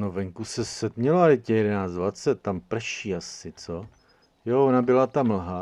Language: Czech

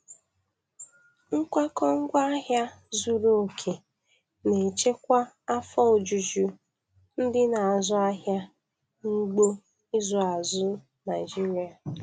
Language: Igbo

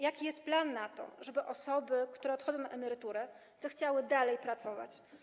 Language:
Polish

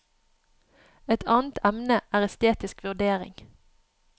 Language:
Norwegian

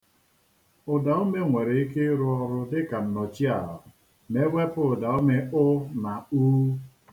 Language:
Igbo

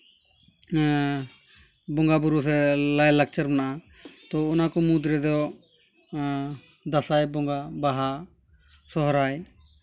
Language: Santali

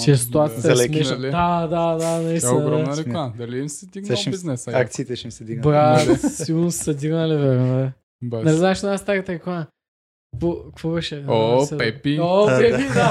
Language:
Bulgarian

